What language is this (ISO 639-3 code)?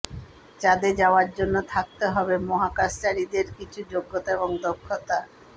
ben